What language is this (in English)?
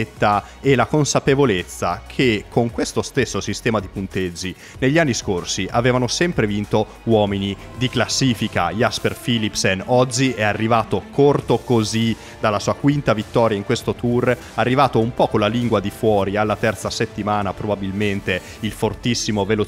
Italian